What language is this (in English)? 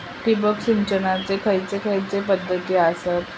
Marathi